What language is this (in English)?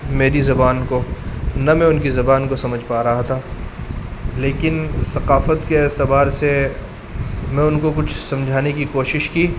Urdu